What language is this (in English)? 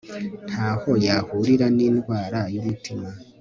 Kinyarwanda